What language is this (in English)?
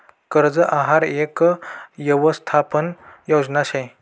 Marathi